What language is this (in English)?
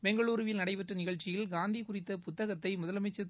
Tamil